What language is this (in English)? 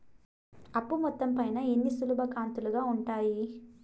Telugu